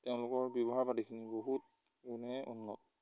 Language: Assamese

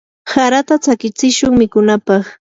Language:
Yanahuanca Pasco Quechua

